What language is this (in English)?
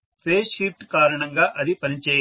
Telugu